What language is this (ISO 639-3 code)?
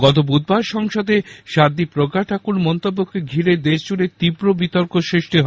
ben